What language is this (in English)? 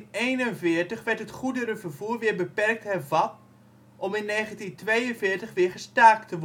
Dutch